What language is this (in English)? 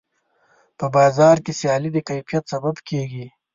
Pashto